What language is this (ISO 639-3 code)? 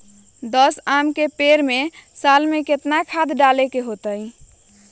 mag